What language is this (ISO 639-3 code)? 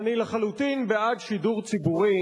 heb